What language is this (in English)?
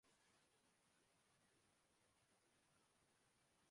Urdu